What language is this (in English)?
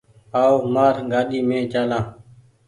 Goaria